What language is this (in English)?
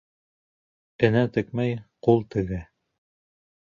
Bashkir